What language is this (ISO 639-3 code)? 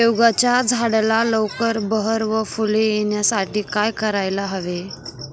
mar